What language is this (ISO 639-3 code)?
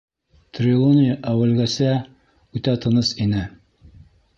bak